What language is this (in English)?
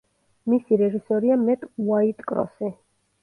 Georgian